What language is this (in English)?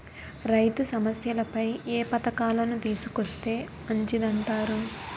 Telugu